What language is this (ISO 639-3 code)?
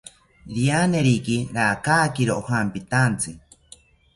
cpy